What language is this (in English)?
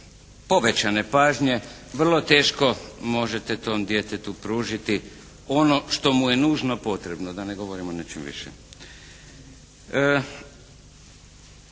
Croatian